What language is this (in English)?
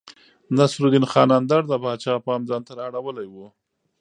Pashto